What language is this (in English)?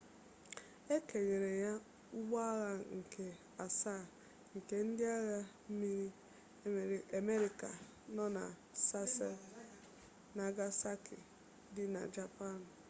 Igbo